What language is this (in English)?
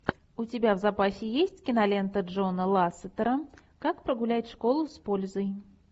Russian